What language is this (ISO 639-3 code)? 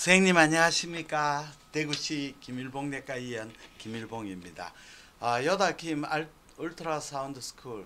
kor